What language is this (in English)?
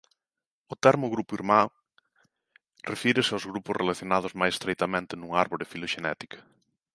Galician